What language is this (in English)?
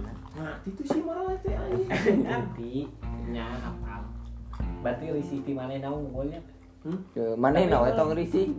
Indonesian